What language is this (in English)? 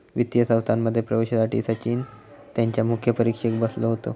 Marathi